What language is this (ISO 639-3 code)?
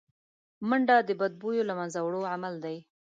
pus